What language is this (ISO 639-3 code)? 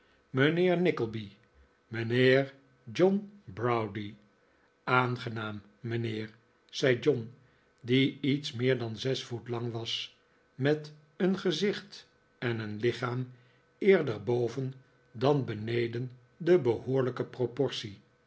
nld